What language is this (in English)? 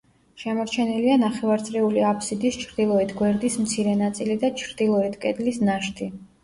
Georgian